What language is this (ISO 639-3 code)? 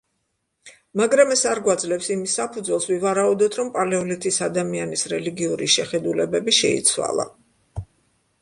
kat